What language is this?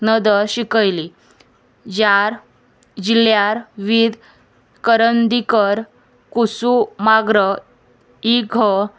Konkani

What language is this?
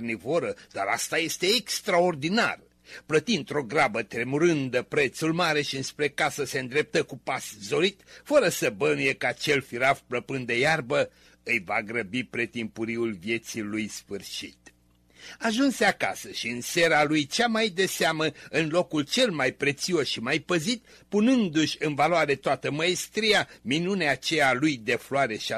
Romanian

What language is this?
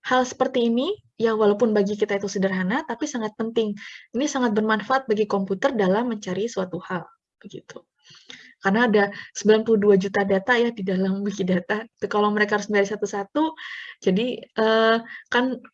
Indonesian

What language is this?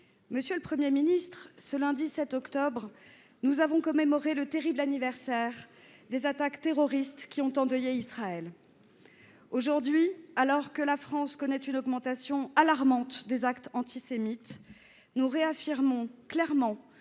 French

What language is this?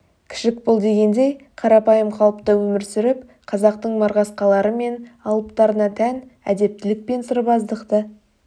Kazakh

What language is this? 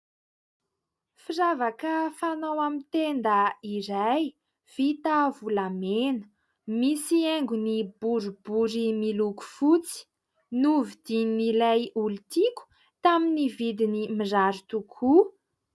Malagasy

